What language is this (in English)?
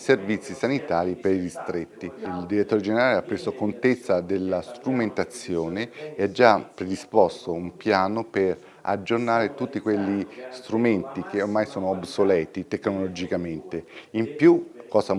Italian